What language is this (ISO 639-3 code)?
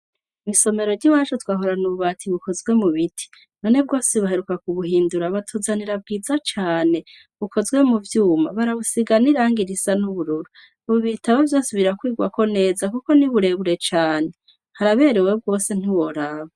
run